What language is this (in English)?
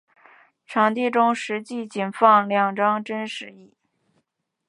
Chinese